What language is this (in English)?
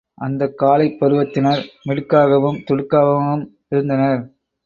Tamil